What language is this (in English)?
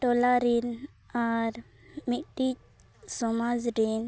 Santali